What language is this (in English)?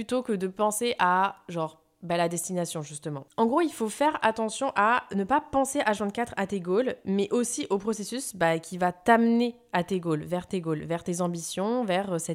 French